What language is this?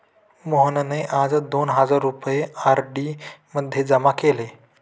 Marathi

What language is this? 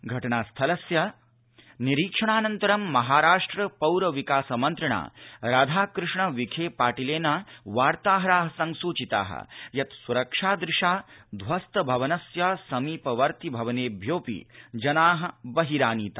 Sanskrit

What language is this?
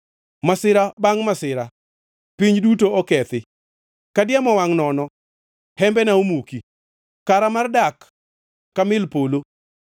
Luo (Kenya and Tanzania)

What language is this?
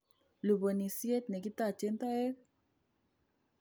Kalenjin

